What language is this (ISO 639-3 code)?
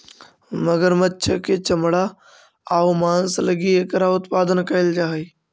mag